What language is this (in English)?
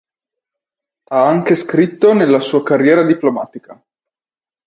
Italian